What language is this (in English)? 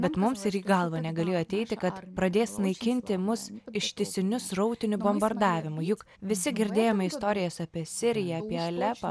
Lithuanian